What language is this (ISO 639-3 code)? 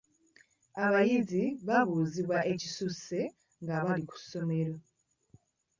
lug